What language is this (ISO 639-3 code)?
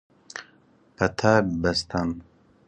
fas